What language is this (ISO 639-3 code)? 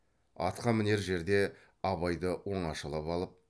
kaz